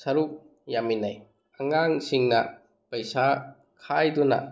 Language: Manipuri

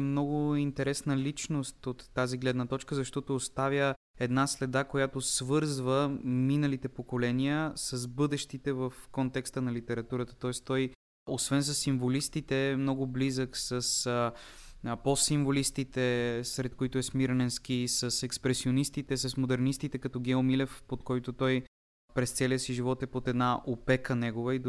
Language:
Bulgarian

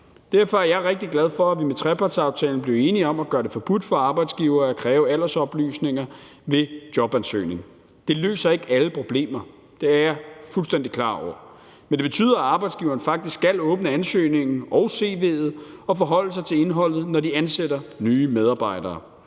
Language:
Danish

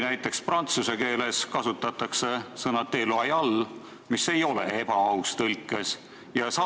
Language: Estonian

